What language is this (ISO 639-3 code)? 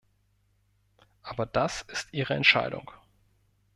deu